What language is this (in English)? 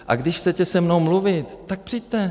Czech